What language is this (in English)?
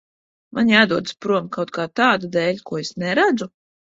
Latvian